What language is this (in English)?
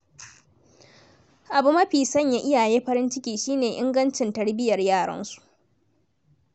Hausa